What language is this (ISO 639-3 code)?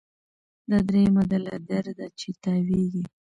pus